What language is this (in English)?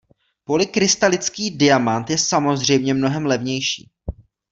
Czech